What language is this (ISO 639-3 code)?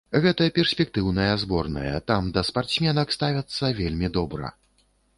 bel